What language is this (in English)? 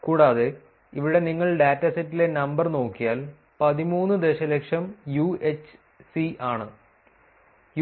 Malayalam